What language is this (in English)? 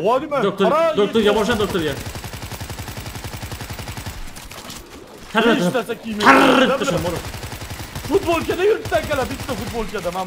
Turkish